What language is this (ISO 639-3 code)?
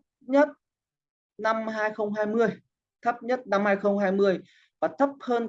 vie